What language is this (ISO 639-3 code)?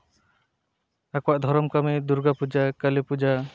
sat